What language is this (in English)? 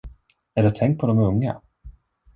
Swedish